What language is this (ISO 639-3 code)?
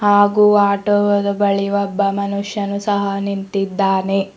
kan